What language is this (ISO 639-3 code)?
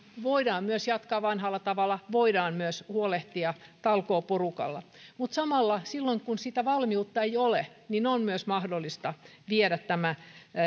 fin